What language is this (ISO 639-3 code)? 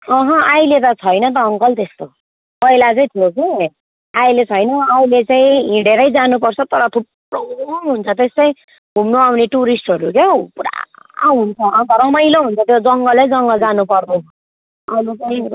nep